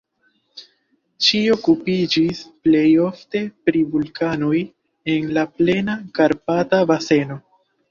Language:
Esperanto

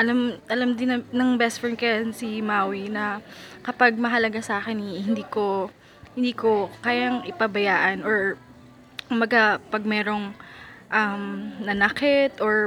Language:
Filipino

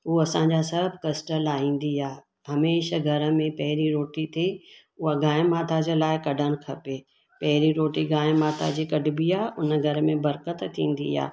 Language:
Sindhi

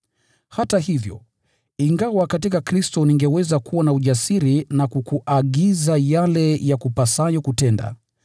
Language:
Swahili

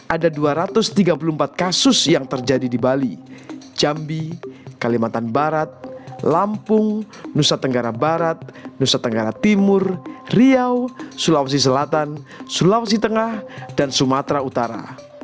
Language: Indonesian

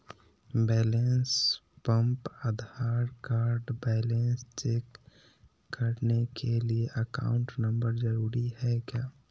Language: Magahi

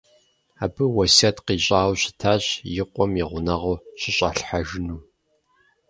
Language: Kabardian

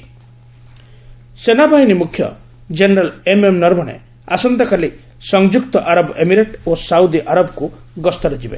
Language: Odia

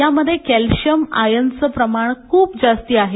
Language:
Marathi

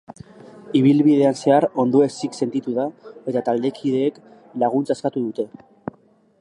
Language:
Basque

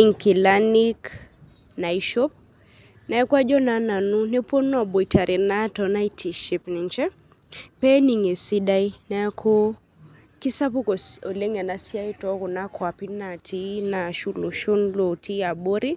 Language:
Masai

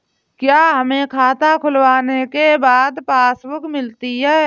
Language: Hindi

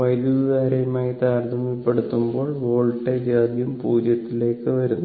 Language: Malayalam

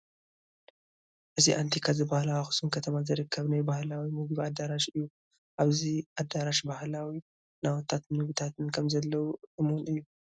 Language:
Tigrinya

